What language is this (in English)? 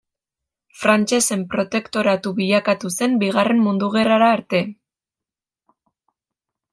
Basque